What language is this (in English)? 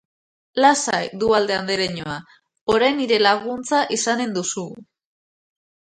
Basque